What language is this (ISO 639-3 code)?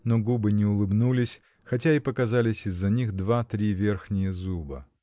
rus